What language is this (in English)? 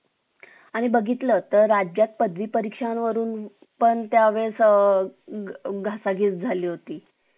Marathi